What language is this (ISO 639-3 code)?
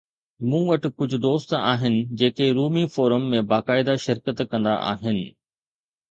snd